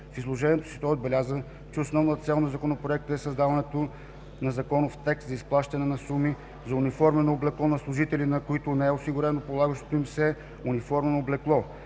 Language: Bulgarian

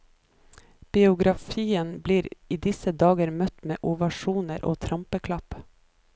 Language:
Norwegian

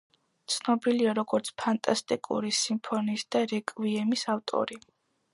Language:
Georgian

